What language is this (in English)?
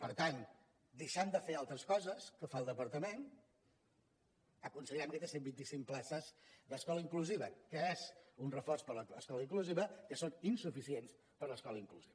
Catalan